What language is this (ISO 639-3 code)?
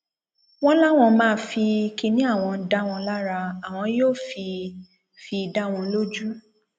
yor